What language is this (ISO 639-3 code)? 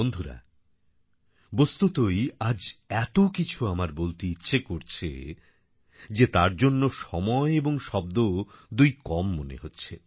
ben